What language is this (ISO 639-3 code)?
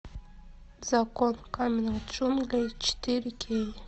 rus